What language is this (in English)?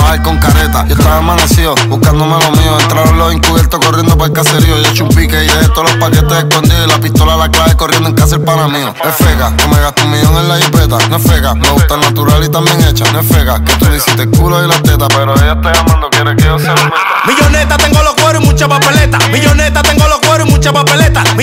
Spanish